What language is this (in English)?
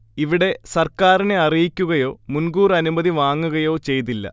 Malayalam